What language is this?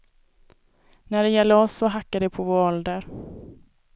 Swedish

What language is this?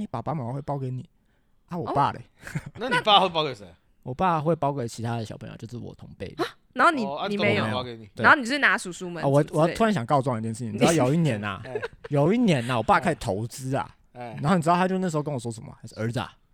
Chinese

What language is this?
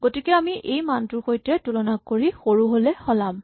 Assamese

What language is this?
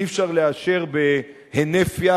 Hebrew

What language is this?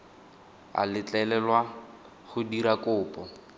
Tswana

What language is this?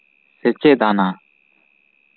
Santali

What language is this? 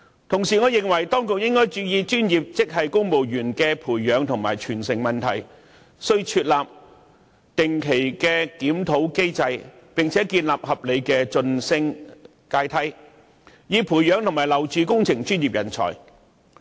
Cantonese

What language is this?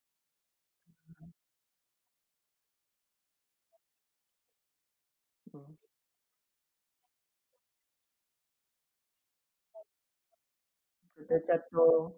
Marathi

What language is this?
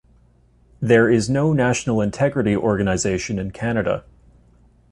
English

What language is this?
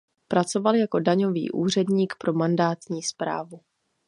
Czech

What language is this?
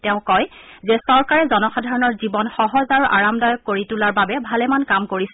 Assamese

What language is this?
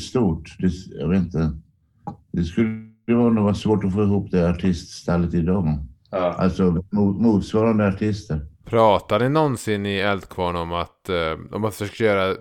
Swedish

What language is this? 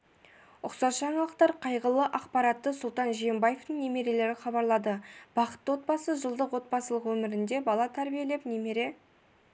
Kazakh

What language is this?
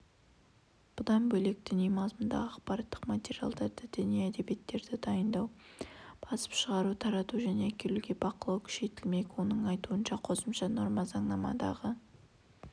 Kazakh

